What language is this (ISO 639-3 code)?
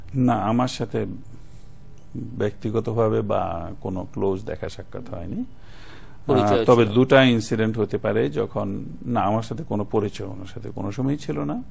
ben